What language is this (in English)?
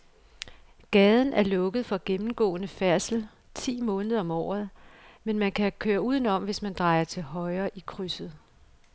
Danish